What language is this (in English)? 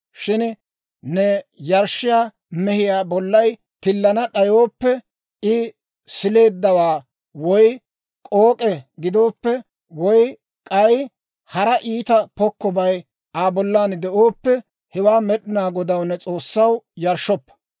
Dawro